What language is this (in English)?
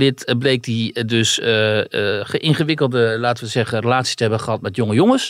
Dutch